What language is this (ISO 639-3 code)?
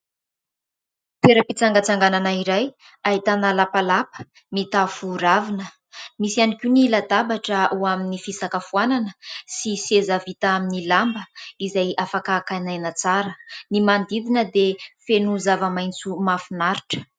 mlg